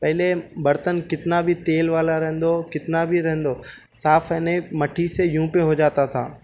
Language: Urdu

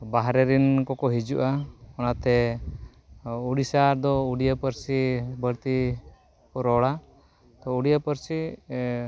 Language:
Santali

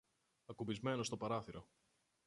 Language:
Greek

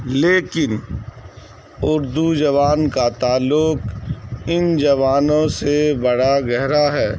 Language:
Urdu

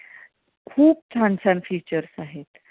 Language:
Marathi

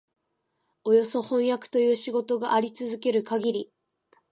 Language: Japanese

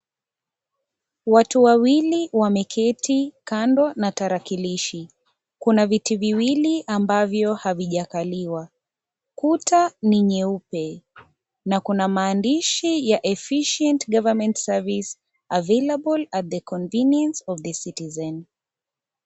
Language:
Swahili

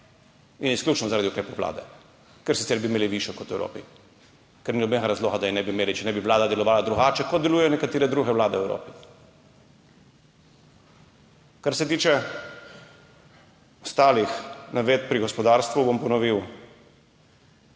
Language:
Slovenian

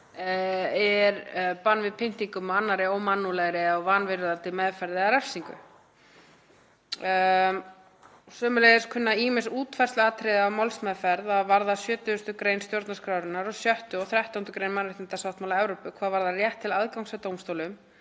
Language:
Icelandic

